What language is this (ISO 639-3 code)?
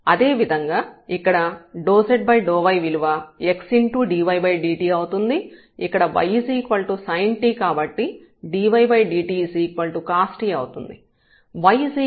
tel